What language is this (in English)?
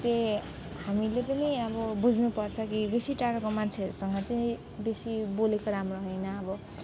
Nepali